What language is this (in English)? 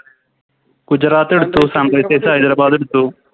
Malayalam